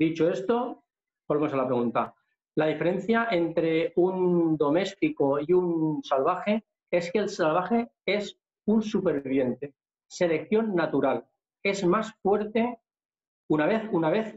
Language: Spanish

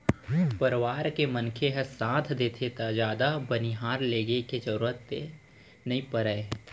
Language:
Chhattisgarhi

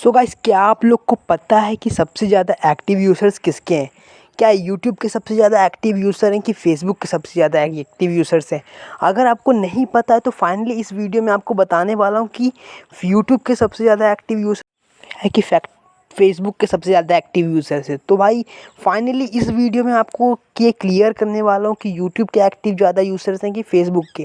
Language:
Hindi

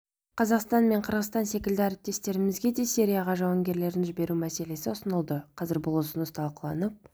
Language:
Kazakh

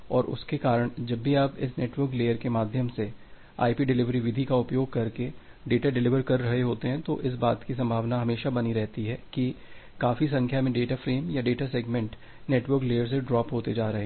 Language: Hindi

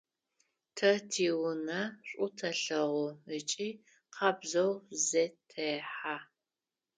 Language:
Adyghe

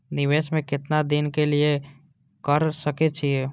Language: Maithili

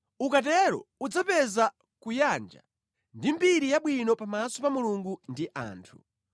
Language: Nyanja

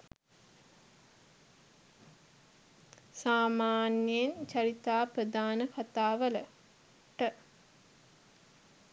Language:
Sinhala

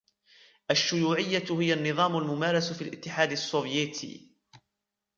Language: Arabic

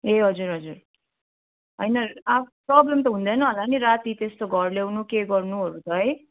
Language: Nepali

